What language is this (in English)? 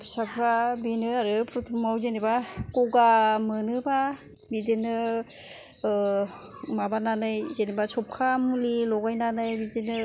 Bodo